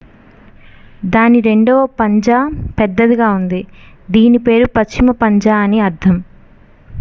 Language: Telugu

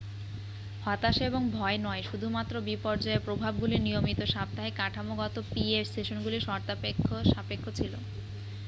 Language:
Bangla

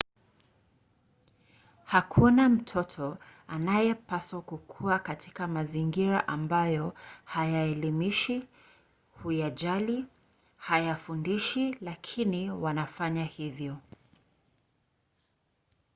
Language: Swahili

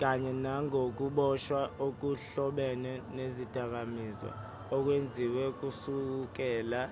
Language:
Zulu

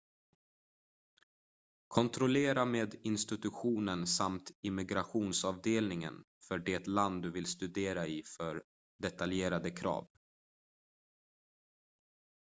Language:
Swedish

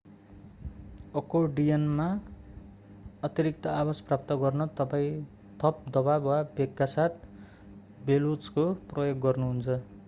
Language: Nepali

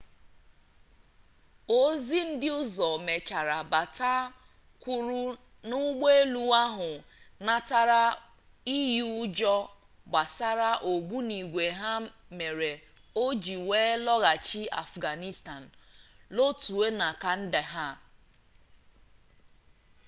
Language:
Igbo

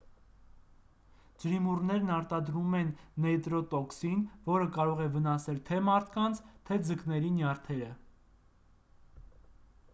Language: Armenian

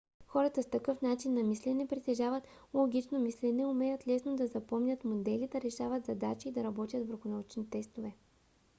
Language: Bulgarian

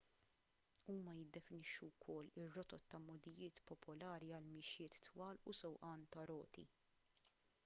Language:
Maltese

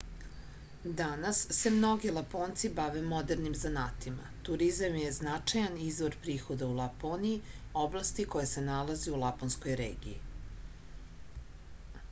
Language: Serbian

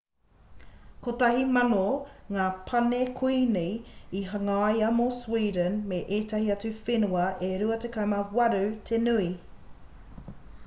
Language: Māori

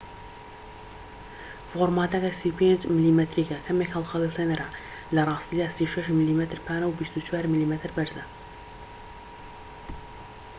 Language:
Central Kurdish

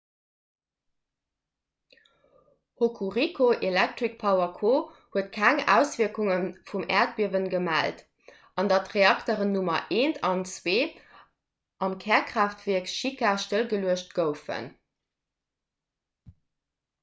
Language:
Luxembourgish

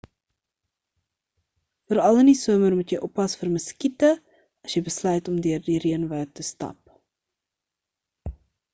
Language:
Afrikaans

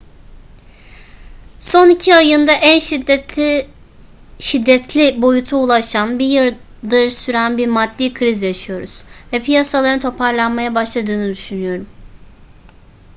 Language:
Turkish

